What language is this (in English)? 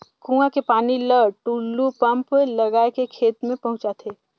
Chhattisgarhi